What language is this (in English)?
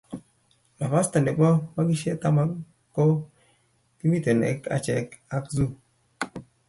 Kalenjin